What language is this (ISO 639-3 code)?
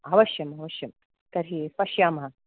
san